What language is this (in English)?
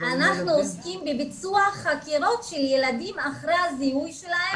Hebrew